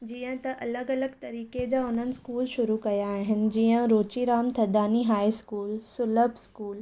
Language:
Sindhi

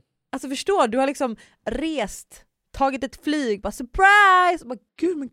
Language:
Swedish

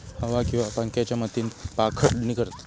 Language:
Marathi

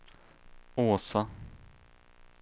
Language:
Swedish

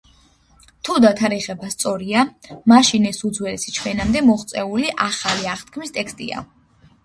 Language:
Georgian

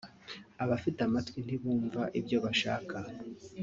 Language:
Kinyarwanda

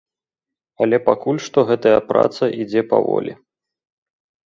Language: Belarusian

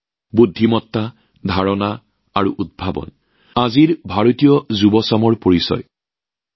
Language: Assamese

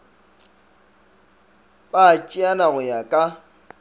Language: Northern Sotho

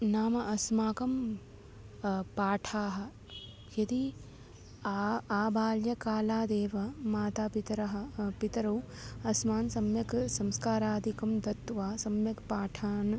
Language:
Sanskrit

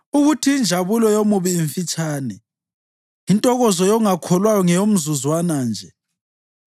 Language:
North Ndebele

